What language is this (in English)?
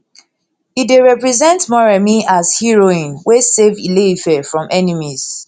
Nigerian Pidgin